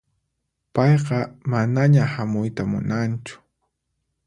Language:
Puno Quechua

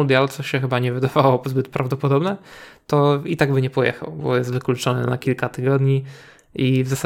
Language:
Polish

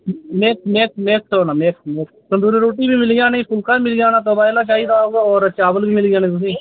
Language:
Dogri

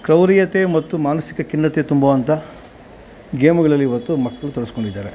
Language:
Kannada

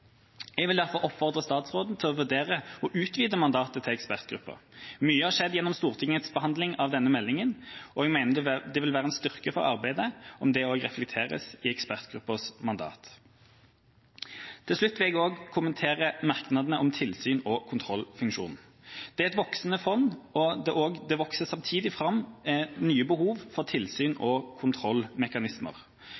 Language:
Norwegian Bokmål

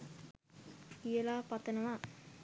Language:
Sinhala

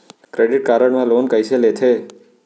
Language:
Chhattisgarhi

